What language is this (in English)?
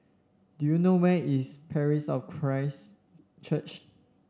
English